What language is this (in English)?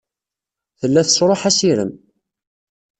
Kabyle